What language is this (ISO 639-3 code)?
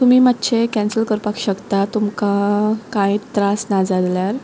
kok